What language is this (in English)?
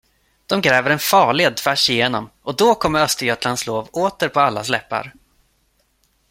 Swedish